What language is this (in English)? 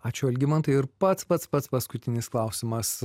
Lithuanian